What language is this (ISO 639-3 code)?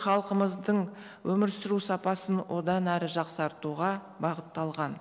kaz